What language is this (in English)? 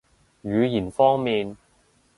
Cantonese